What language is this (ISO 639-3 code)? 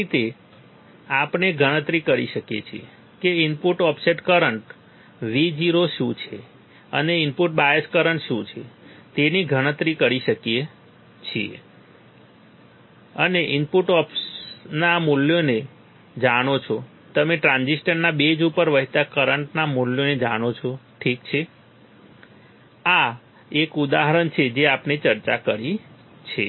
guj